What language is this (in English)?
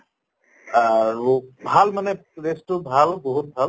Assamese